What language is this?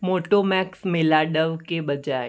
Hindi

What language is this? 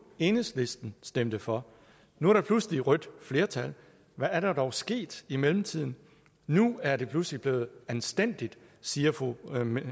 Danish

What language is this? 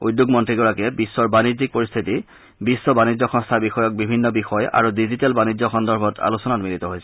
Assamese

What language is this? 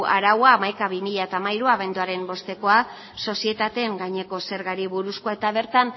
Basque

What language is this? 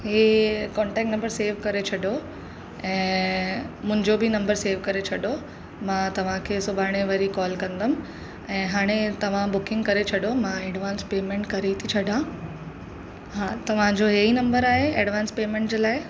Sindhi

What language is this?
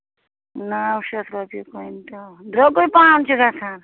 Kashmiri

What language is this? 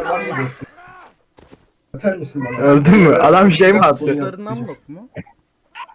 Turkish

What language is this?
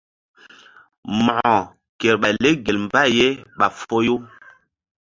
Mbum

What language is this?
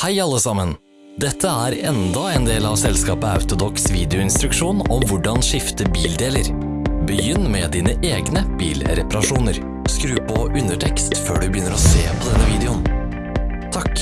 Norwegian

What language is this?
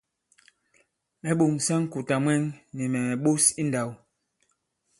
Bankon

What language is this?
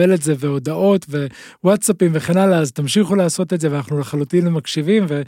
Hebrew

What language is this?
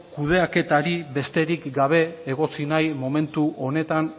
Basque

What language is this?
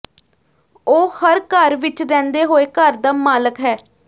Punjabi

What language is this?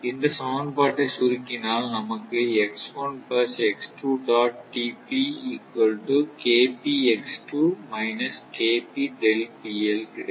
Tamil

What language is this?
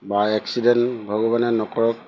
Assamese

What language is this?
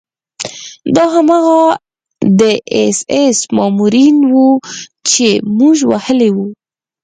Pashto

